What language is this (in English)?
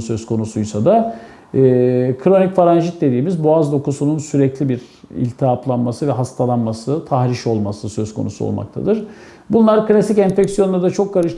Turkish